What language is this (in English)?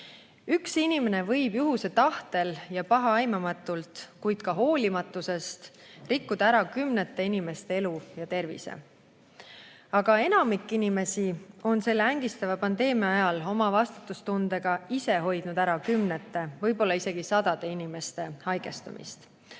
Estonian